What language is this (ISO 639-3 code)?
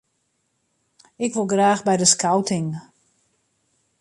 fry